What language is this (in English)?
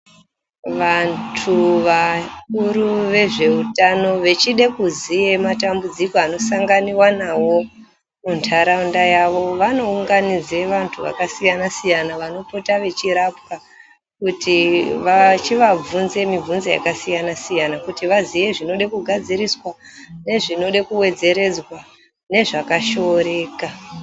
Ndau